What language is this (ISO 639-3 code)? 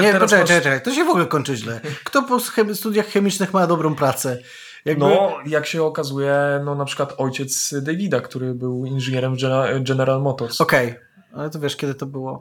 pol